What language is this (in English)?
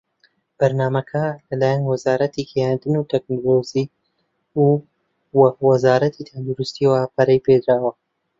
Central Kurdish